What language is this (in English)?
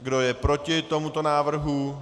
Czech